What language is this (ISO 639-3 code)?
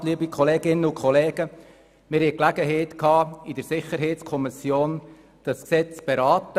gsw